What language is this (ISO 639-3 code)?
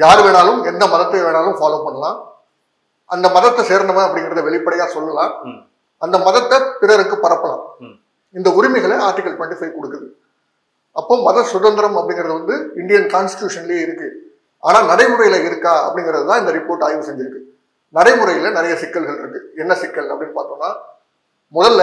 tam